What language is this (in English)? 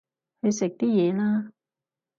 Cantonese